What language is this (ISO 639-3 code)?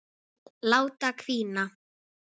isl